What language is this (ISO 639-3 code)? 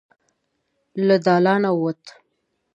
pus